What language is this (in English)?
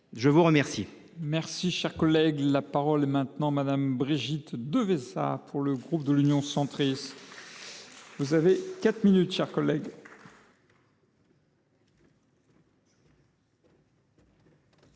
French